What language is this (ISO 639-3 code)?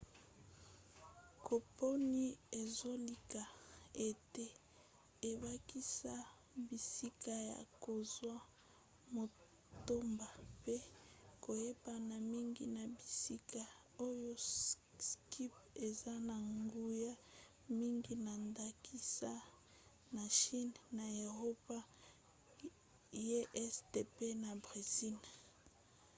lin